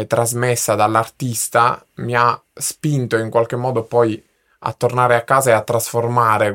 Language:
Italian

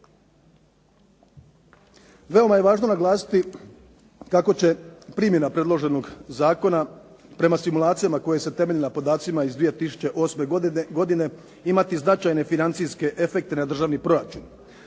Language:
Croatian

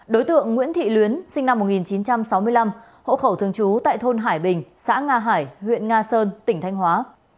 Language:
Vietnamese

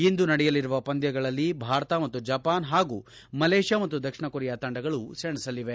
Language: Kannada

